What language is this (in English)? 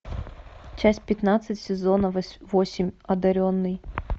Russian